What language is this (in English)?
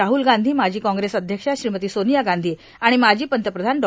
Marathi